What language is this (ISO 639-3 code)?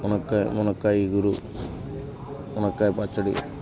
tel